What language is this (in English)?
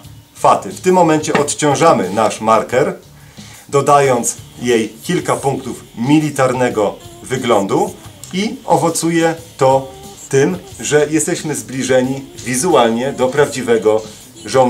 Polish